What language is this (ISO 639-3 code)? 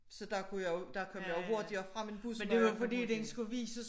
dan